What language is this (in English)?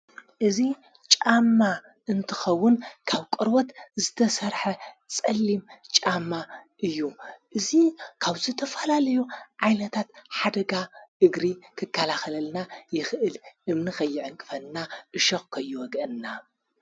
Tigrinya